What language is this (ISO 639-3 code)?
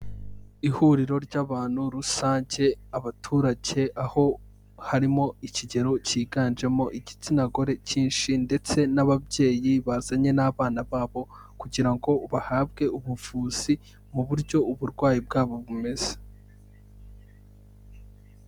kin